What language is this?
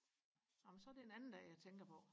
Danish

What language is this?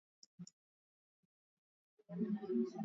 Swahili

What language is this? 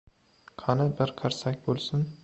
Uzbek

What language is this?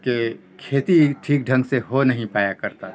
Urdu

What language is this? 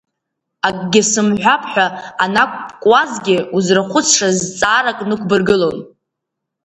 Abkhazian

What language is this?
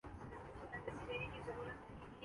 Urdu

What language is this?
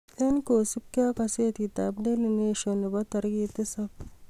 Kalenjin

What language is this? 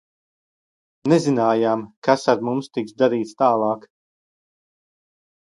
Latvian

